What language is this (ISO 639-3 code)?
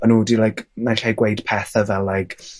cym